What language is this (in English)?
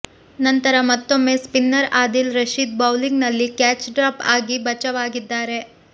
Kannada